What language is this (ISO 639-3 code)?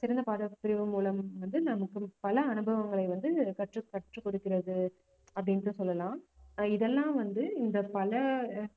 tam